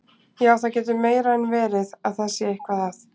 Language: Icelandic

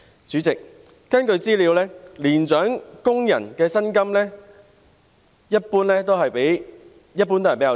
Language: Cantonese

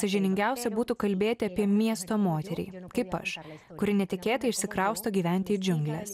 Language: Lithuanian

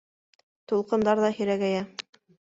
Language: Bashkir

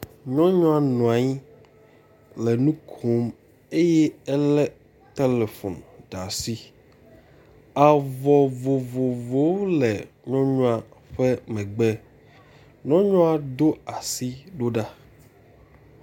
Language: Ewe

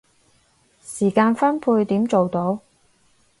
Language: Cantonese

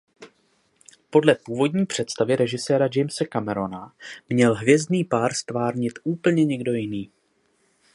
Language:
Czech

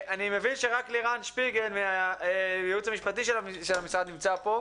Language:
Hebrew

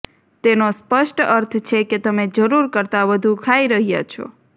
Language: Gujarati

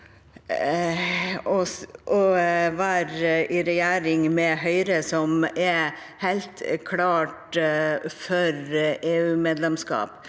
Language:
Norwegian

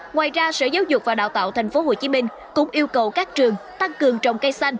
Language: Vietnamese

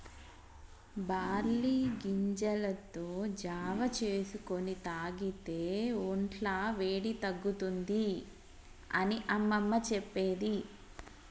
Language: Telugu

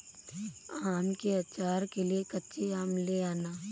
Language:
Hindi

